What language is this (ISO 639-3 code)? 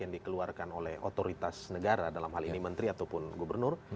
ind